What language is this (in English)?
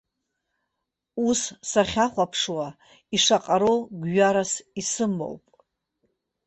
Abkhazian